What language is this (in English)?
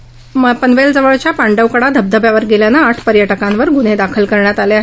Marathi